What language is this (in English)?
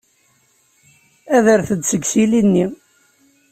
Kabyle